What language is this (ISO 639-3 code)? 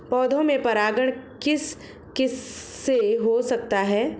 hin